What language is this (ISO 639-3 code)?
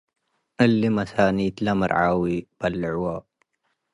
tig